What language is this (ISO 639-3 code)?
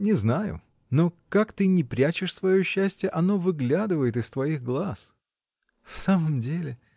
rus